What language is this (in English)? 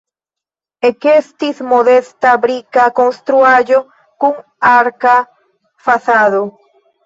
Esperanto